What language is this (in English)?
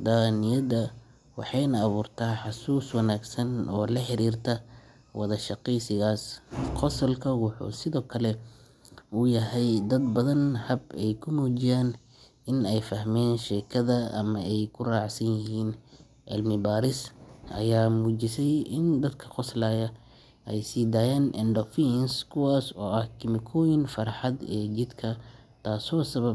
Somali